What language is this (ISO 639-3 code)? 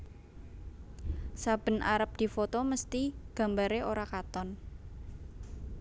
jav